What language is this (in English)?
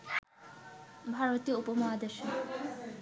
Bangla